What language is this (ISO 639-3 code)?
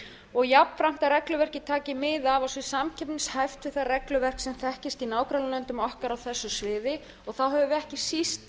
isl